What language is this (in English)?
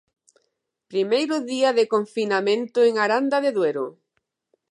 Galician